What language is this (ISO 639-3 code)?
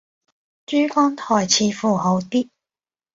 yue